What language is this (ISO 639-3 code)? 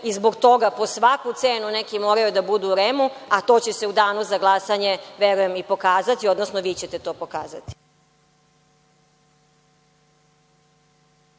srp